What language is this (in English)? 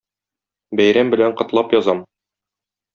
Tatar